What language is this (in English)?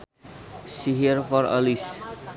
Sundanese